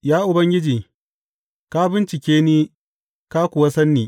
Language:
Hausa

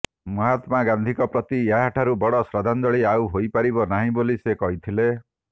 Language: Odia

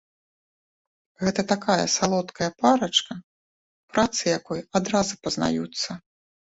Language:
Belarusian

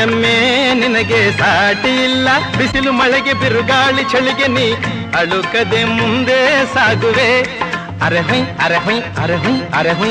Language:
Kannada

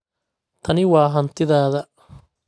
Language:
Somali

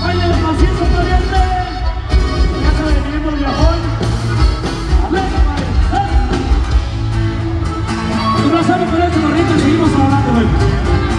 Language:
Romanian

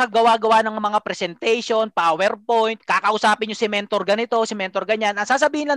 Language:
Filipino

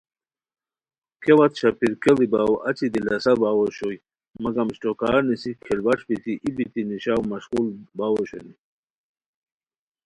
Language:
Khowar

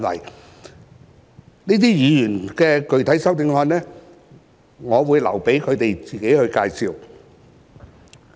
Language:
Cantonese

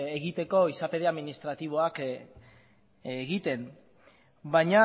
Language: Basque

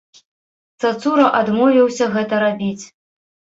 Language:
Belarusian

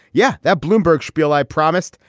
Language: English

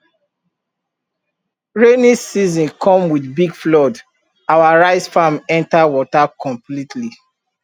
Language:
Nigerian Pidgin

